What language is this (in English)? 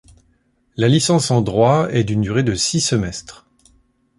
French